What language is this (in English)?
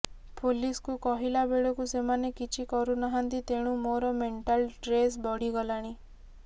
Odia